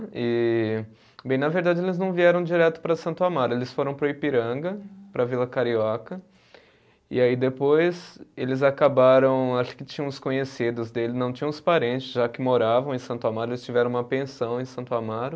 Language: Portuguese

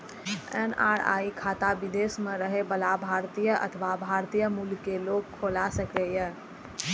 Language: Maithili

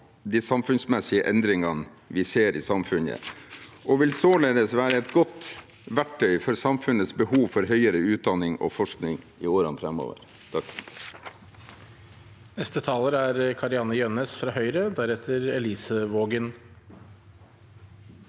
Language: Norwegian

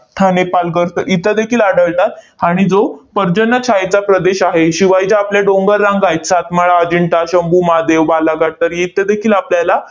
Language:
Marathi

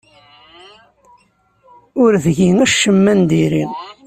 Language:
Kabyle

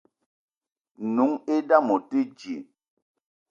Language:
Eton (Cameroon)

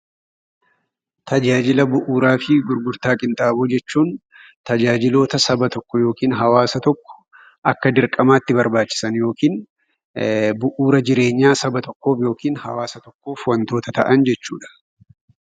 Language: Oromo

